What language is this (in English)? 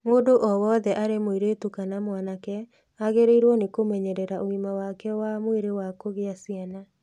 Kikuyu